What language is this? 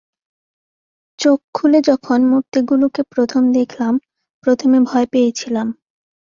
Bangla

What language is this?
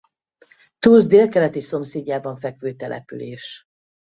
Hungarian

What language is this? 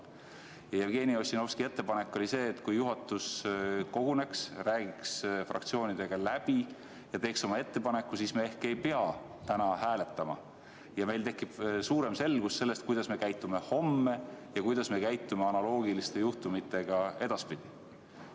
Estonian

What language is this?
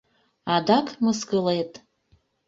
Mari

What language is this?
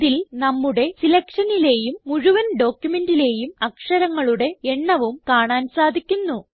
Malayalam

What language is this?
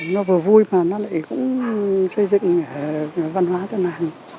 Vietnamese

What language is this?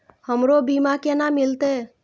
Maithili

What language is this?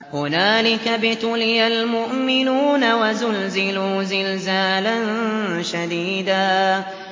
Arabic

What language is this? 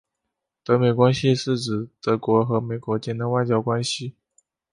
Chinese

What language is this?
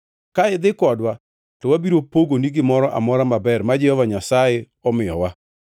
Luo (Kenya and Tanzania)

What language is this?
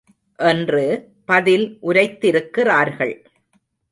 Tamil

